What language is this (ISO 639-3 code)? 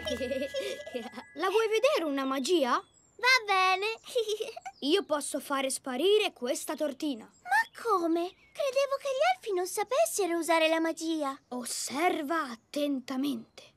ita